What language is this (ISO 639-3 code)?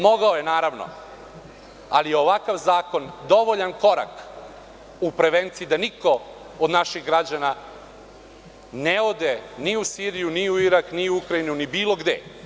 srp